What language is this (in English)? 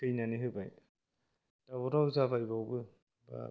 Bodo